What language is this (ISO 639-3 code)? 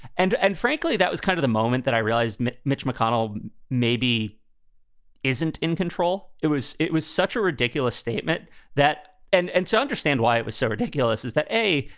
eng